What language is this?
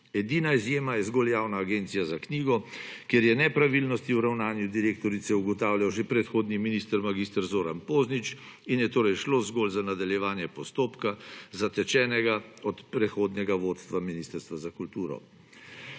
Slovenian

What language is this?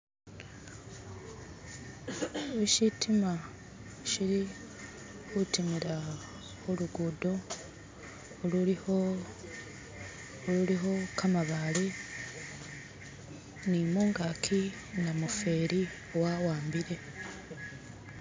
Masaaba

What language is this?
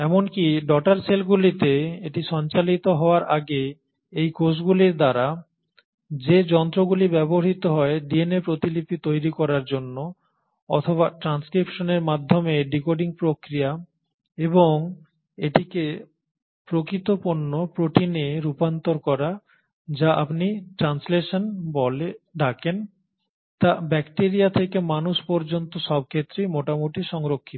Bangla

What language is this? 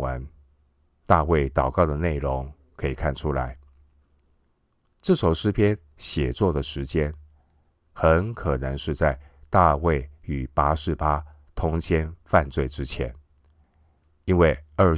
Chinese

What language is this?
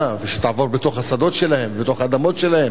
Hebrew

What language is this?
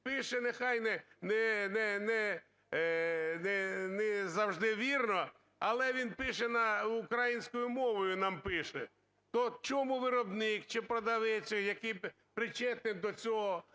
Ukrainian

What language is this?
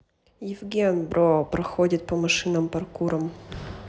Russian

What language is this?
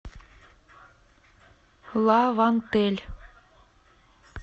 Russian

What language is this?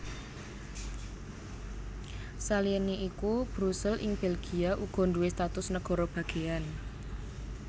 Javanese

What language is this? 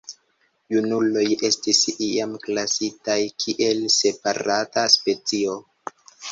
Esperanto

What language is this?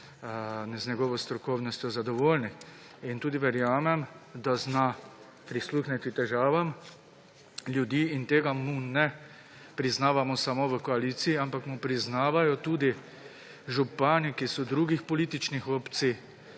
Slovenian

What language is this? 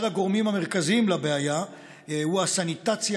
Hebrew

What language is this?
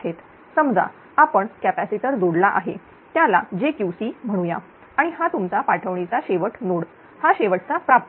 Marathi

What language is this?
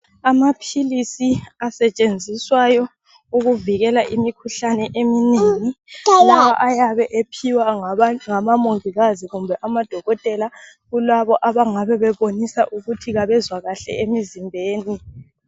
North Ndebele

